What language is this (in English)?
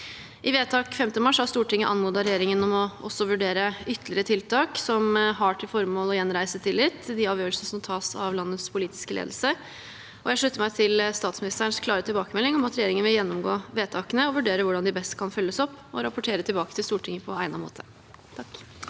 Norwegian